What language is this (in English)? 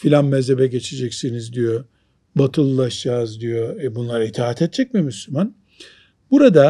Turkish